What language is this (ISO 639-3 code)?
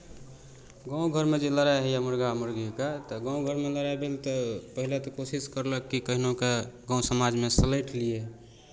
mai